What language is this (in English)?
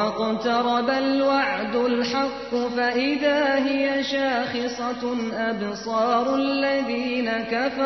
Turkish